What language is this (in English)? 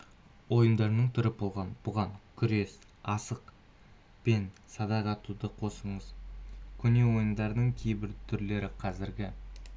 Kazakh